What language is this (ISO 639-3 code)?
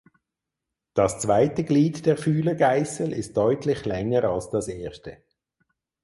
deu